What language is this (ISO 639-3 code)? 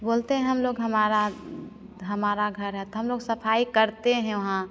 hin